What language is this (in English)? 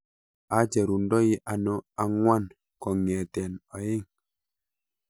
Kalenjin